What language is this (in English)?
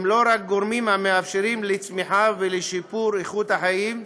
Hebrew